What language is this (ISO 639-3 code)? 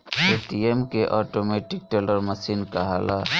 bho